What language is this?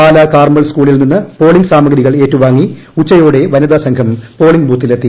Malayalam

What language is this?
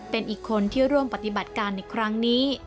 Thai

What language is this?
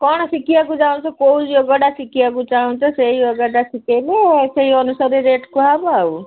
Odia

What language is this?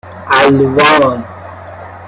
Persian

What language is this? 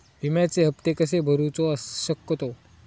Marathi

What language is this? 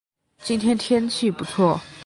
Chinese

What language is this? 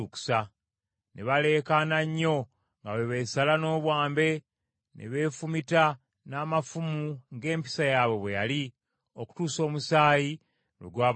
Ganda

